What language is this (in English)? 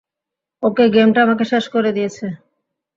Bangla